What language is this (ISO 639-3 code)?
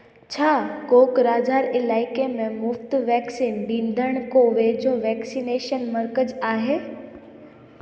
snd